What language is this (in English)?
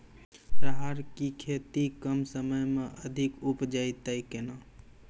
Maithili